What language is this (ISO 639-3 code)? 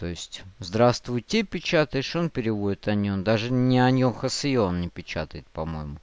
rus